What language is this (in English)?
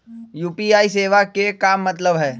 Magahi